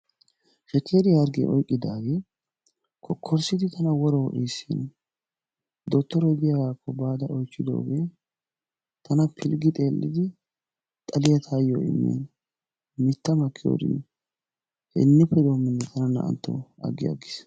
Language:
Wolaytta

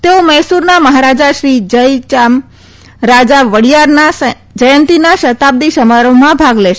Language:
Gujarati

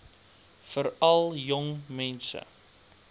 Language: Afrikaans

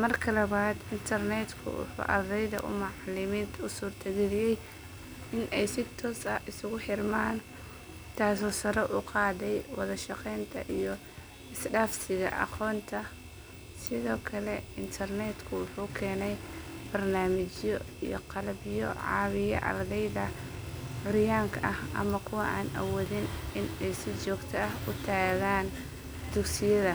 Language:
Somali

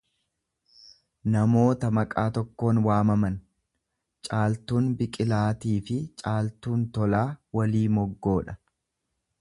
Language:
Oromo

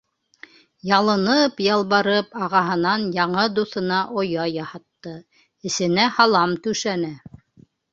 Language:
Bashkir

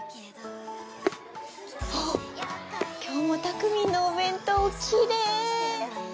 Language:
Japanese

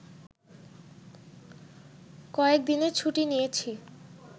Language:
Bangla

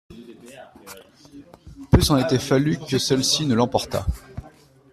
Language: French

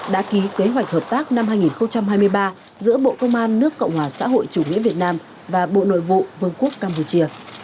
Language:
Vietnamese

